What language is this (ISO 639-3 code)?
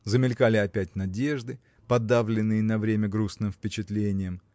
rus